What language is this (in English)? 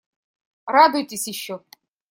Russian